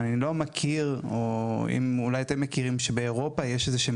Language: Hebrew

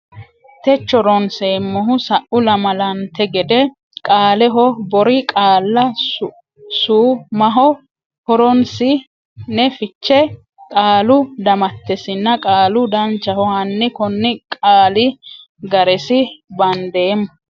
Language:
Sidamo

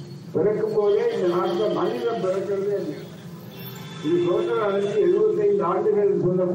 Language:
Tamil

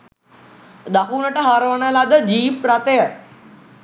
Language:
Sinhala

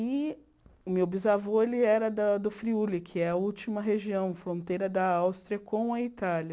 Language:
Portuguese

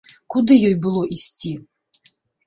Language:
Belarusian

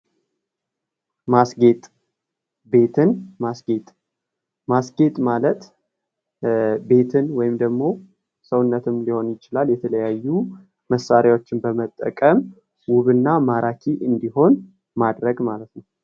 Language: Amharic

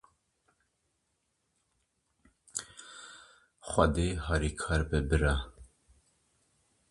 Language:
Kurdish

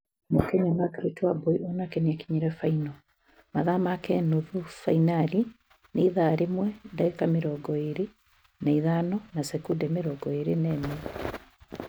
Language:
Kikuyu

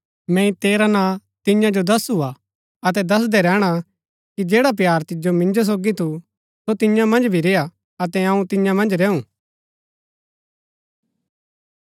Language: Gaddi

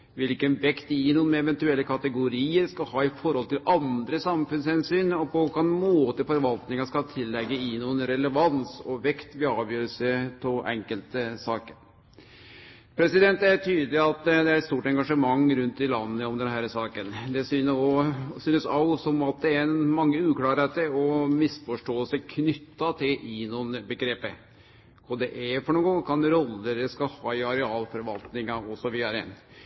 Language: Norwegian Nynorsk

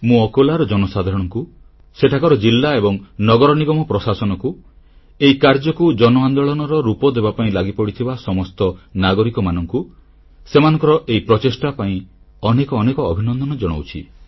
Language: Odia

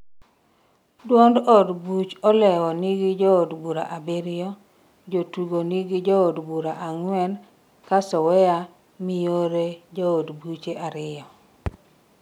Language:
Luo (Kenya and Tanzania)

